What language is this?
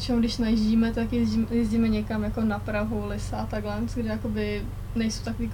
Czech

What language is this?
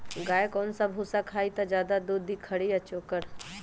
Magahi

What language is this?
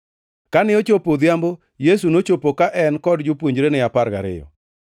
Luo (Kenya and Tanzania)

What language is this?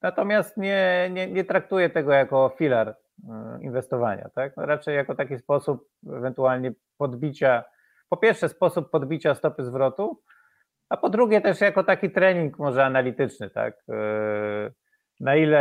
Polish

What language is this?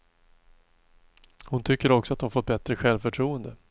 Swedish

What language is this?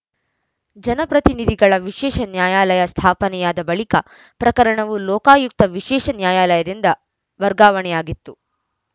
Kannada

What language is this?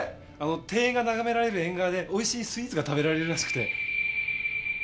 Japanese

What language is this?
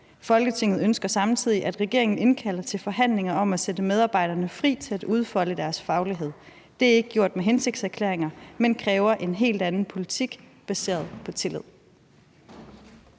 Danish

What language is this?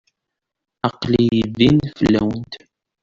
Kabyle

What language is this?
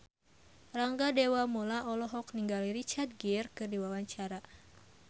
Sundanese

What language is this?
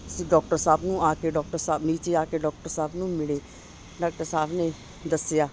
Punjabi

